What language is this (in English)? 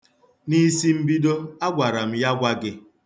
Igbo